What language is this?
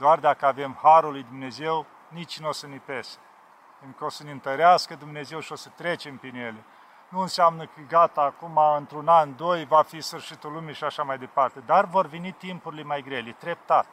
Romanian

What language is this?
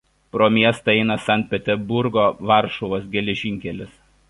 Lithuanian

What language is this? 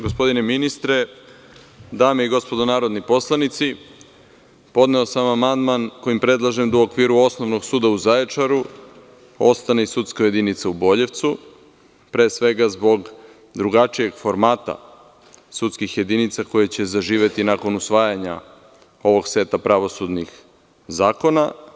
Serbian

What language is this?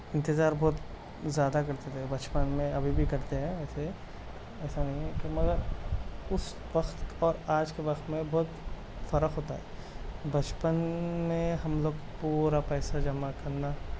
Urdu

